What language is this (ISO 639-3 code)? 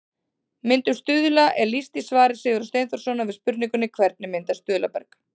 isl